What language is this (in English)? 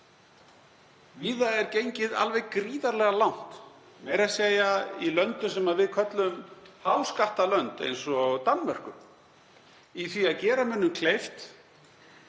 Icelandic